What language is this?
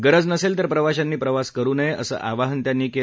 Marathi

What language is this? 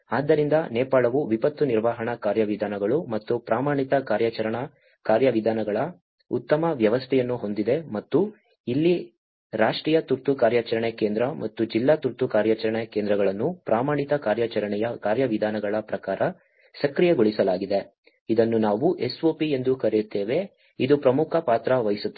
Kannada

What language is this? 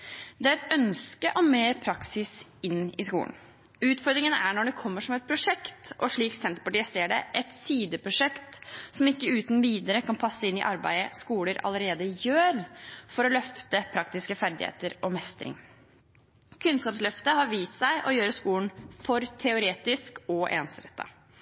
Norwegian Bokmål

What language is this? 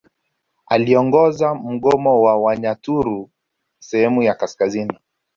Swahili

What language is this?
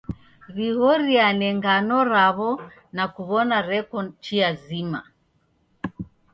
Taita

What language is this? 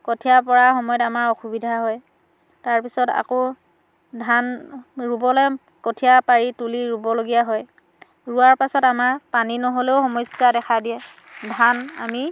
Assamese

